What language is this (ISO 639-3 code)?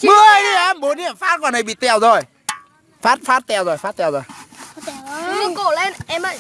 vie